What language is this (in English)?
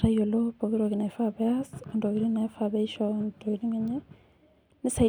Masai